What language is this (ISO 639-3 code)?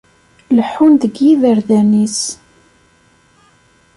kab